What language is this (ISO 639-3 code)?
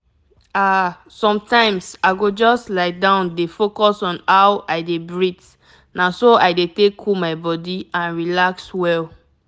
pcm